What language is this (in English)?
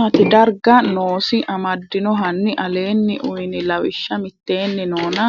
Sidamo